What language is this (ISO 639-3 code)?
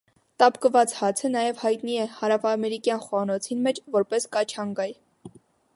hye